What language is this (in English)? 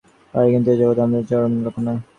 Bangla